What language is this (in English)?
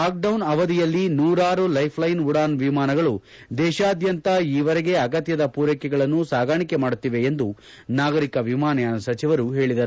Kannada